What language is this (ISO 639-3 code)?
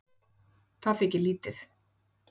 isl